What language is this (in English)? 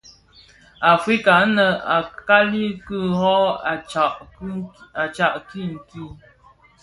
Bafia